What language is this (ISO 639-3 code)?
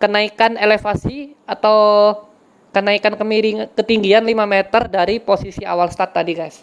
ind